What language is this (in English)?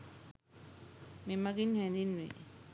Sinhala